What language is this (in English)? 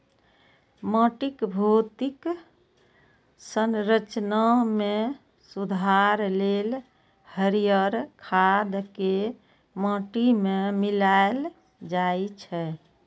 Maithili